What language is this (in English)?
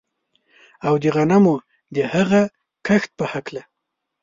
Pashto